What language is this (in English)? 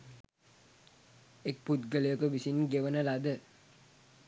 Sinhala